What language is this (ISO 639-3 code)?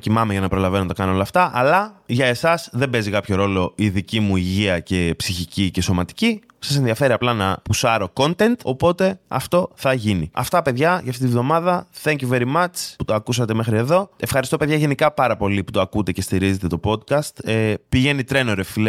ell